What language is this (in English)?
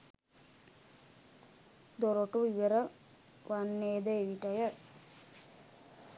Sinhala